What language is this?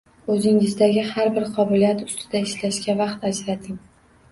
Uzbek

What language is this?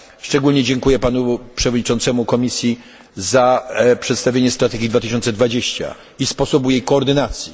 Polish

